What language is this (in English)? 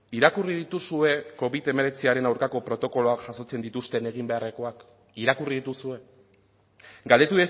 Basque